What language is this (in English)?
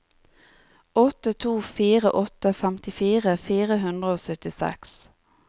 Norwegian